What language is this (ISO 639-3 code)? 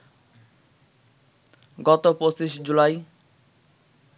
ben